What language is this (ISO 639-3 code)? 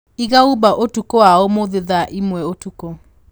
kik